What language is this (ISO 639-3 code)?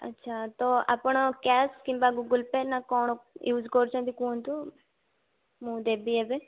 ori